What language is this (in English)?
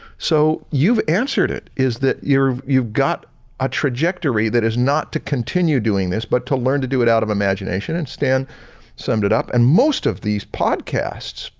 English